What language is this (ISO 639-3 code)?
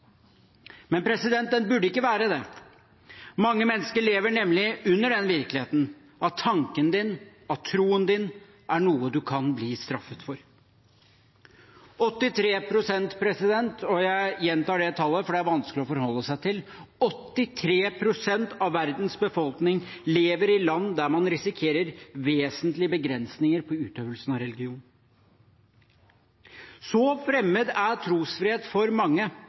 nob